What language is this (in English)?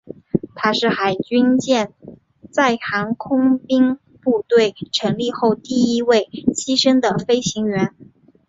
Chinese